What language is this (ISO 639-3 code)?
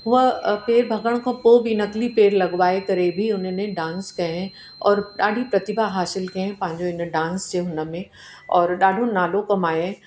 snd